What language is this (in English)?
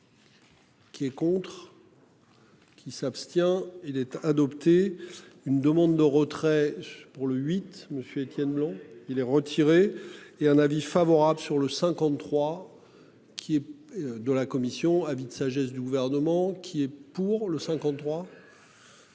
French